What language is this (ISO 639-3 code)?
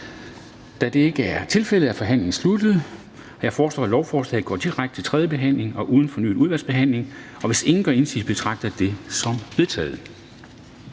dan